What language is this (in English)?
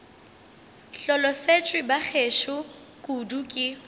Northern Sotho